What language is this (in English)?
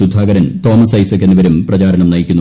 Malayalam